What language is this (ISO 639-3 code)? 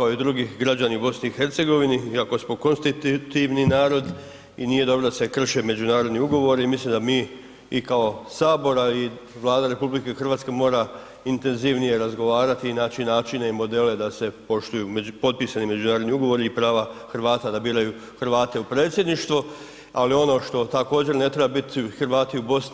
hrv